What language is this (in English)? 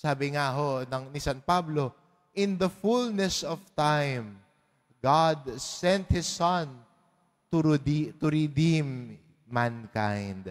Filipino